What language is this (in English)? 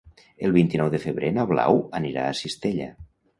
Catalan